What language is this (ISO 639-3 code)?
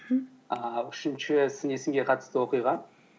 kaz